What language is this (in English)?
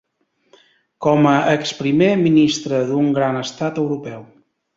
Catalan